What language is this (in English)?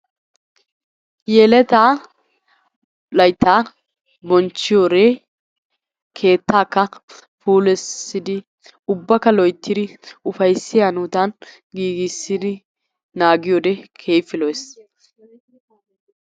Wolaytta